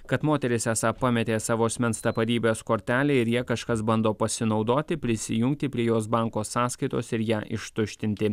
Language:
Lithuanian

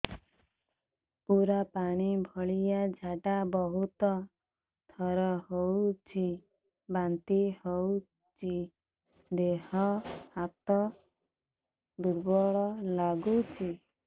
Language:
Odia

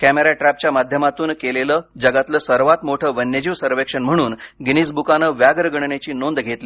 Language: Marathi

